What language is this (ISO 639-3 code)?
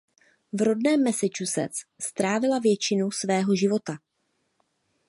ces